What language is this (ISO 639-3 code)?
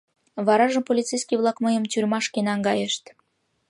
chm